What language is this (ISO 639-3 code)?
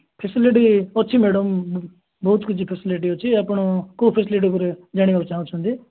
ori